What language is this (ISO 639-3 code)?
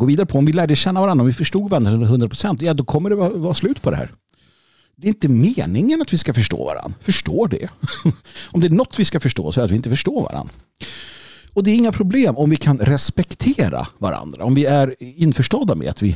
swe